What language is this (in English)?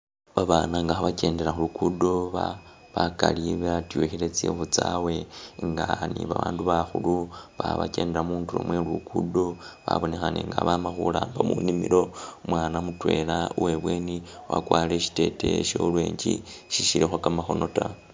Masaaba